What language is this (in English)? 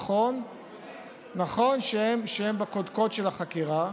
Hebrew